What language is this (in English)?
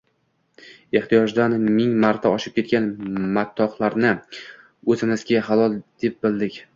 Uzbek